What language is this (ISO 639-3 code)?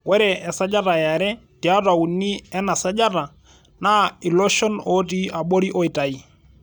mas